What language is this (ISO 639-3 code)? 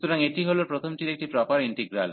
ben